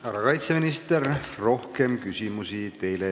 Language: Estonian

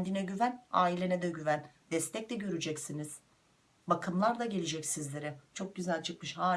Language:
Turkish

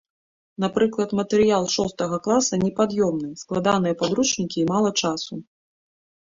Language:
Belarusian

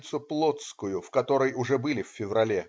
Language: Russian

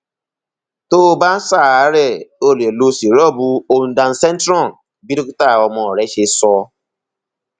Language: Yoruba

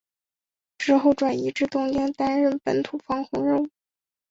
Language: Chinese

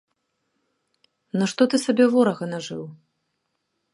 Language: Belarusian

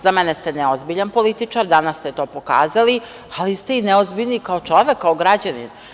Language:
Serbian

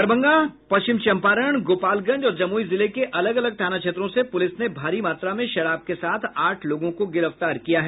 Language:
Hindi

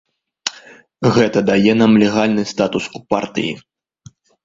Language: Belarusian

